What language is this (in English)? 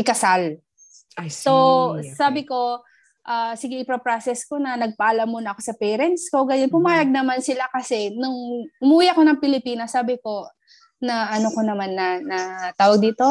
Filipino